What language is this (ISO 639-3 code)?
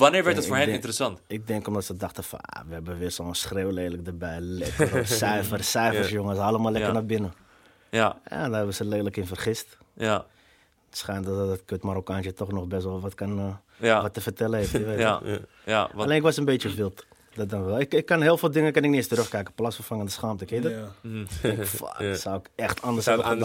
nld